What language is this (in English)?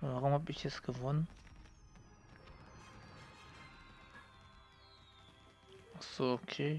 German